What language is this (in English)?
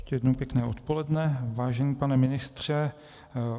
Czech